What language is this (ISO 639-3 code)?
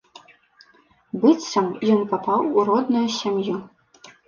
bel